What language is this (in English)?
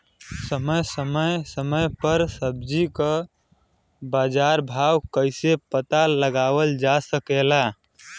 Bhojpuri